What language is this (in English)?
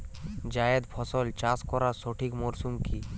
Bangla